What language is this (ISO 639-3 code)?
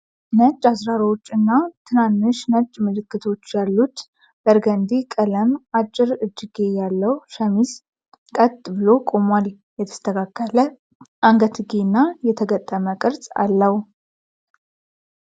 amh